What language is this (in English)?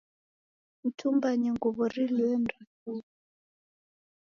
Taita